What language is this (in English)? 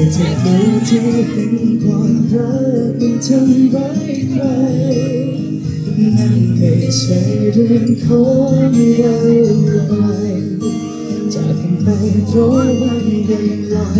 Thai